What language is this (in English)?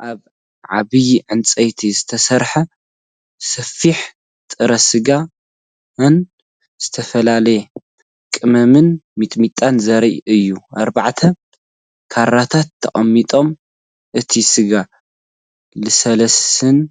Tigrinya